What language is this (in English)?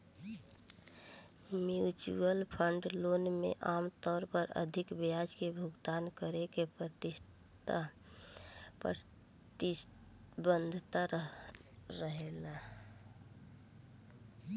Bhojpuri